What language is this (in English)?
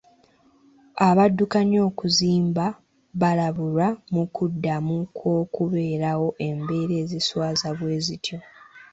Ganda